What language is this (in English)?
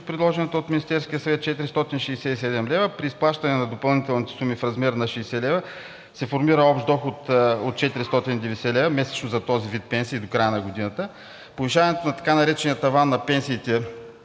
Bulgarian